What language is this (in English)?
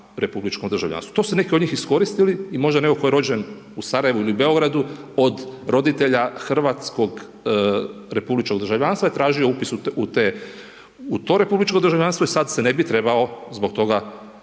Croatian